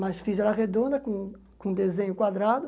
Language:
Portuguese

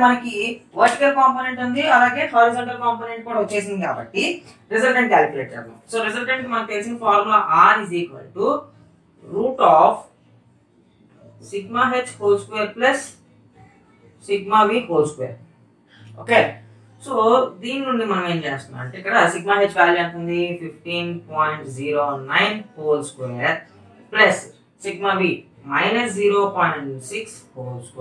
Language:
Hindi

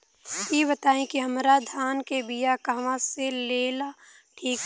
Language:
Bhojpuri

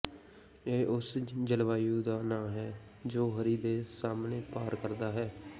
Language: Punjabi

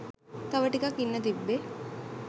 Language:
Sinhala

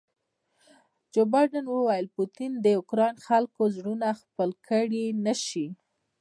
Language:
Pashto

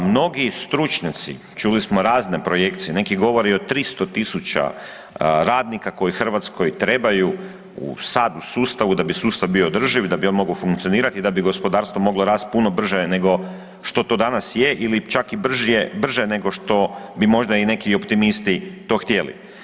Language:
Croatian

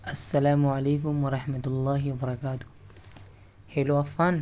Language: Urdu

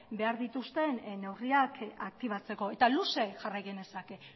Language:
Basque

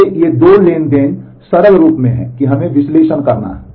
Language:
Hindi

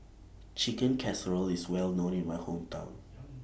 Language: English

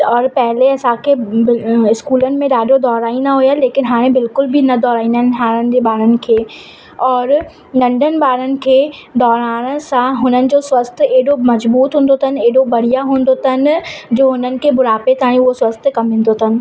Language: Sindhi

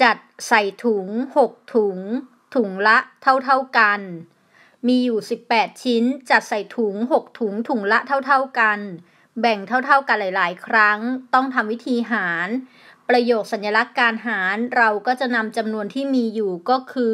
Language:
Thai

